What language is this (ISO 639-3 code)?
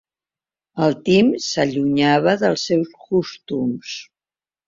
cat